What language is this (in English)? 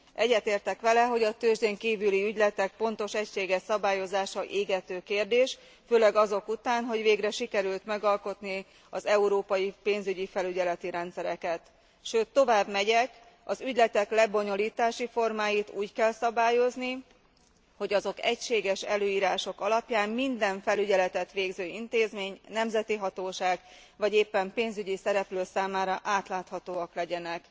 Hungarian